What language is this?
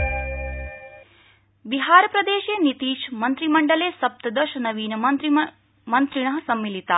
Sanskrit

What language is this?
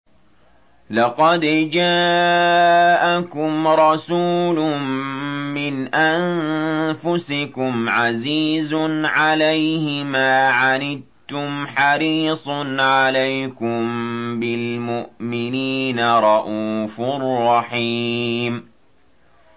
Arabic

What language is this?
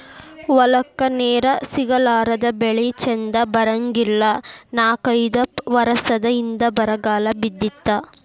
Kannada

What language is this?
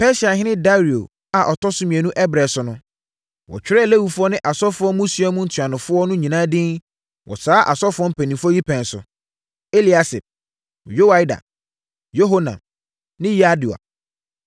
Akan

